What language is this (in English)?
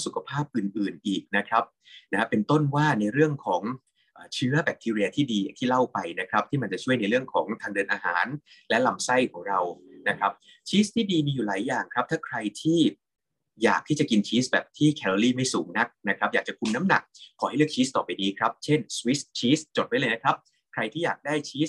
Thai